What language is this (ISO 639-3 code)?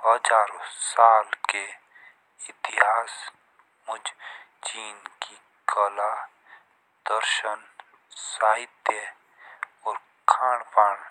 jns